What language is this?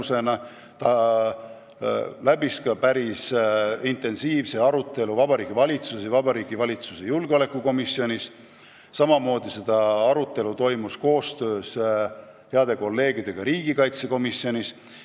Estonian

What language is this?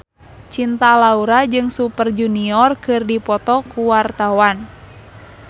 Sundanese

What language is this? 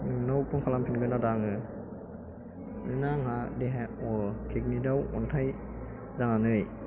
Bodo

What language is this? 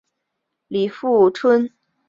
Chinese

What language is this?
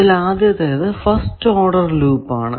Malayalam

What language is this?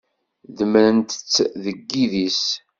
Kabyle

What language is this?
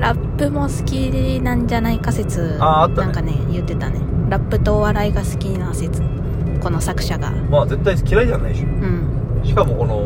Japanese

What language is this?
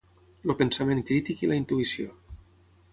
Catalan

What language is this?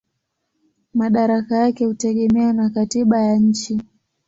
Swahili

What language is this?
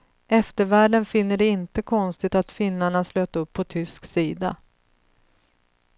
Swedish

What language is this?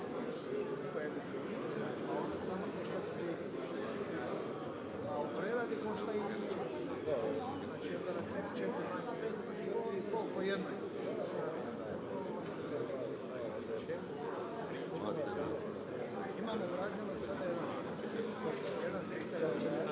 Croatian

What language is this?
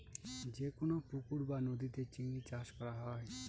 Bangla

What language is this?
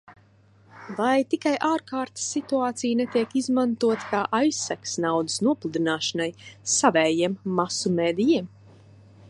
Latvian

